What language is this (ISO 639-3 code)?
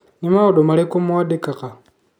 kik